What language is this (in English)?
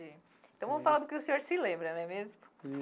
Portuguese